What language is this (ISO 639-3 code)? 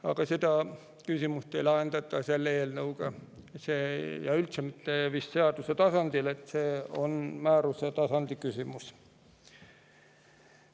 est